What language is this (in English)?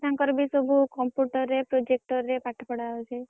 Odia